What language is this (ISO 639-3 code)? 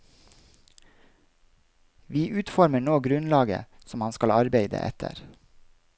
nor